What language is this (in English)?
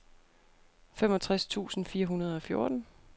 Danish